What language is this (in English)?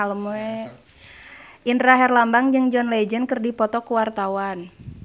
Sundanese